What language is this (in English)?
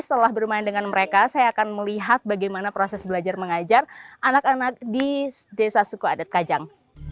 Indonesian